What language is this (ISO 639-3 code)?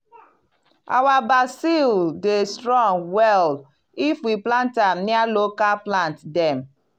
pcm